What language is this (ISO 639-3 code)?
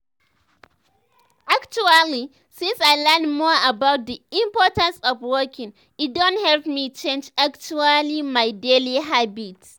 pcm